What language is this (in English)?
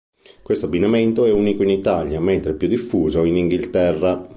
Italian